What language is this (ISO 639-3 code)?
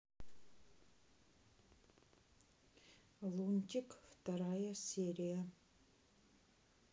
rus